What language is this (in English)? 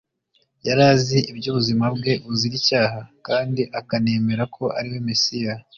Kinyarwanda